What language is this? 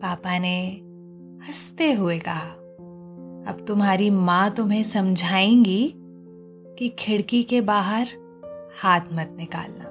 Hindi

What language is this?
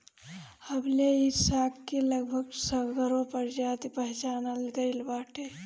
Bhojpuri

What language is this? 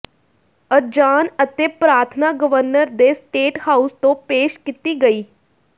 Punjabi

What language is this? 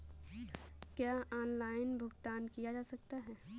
Hindi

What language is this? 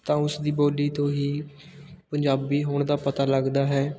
Punjabi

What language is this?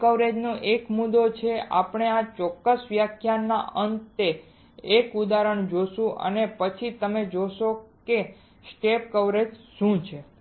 Gujarati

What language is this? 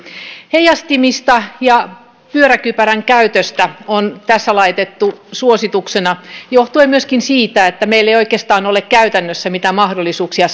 Finnish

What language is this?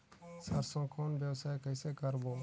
Chhattisgarhi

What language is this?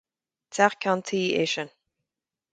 Irish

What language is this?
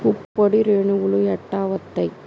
Telugu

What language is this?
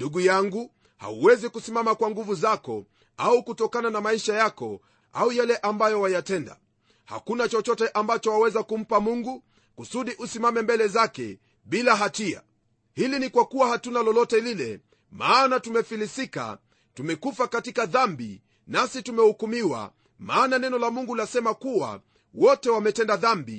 Swahili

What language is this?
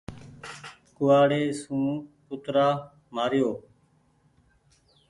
Goaria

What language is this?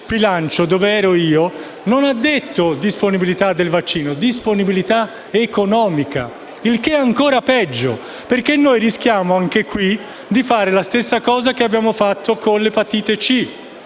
Italian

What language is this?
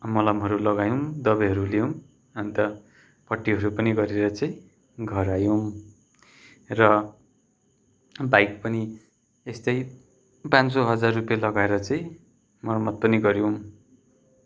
Nepali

